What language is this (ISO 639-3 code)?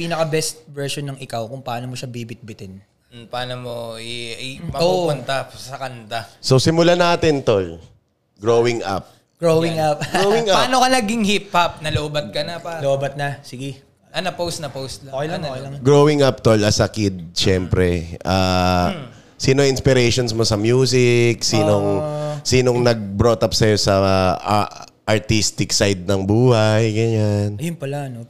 fil